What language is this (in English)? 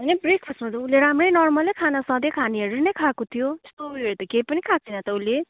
Nepali